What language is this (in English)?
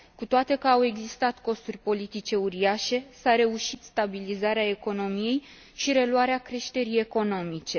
Romanian